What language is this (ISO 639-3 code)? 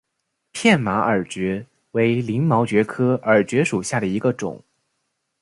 zho